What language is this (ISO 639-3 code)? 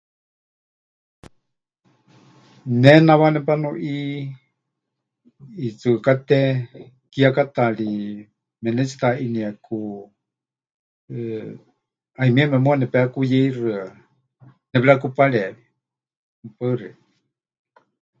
hch